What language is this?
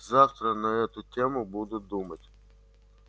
Russian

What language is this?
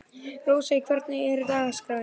Icelandic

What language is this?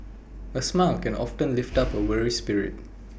English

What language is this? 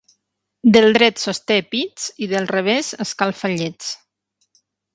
Catalan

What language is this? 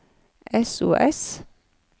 Norwegian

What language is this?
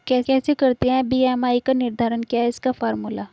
Hindi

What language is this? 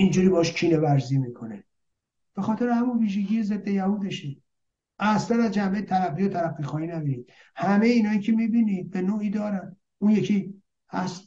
Persian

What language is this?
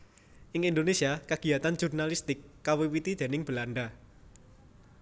Javanese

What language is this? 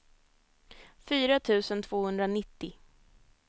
Swedish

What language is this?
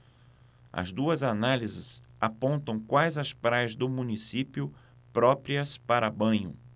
Portuguese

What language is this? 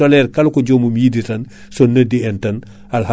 Fula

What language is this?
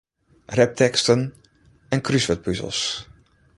Western Frisian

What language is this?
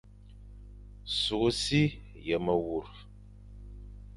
Fang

